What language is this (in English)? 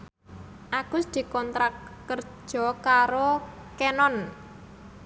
Javanese